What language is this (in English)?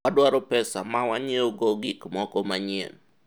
Luo (Kenya and Tanzania)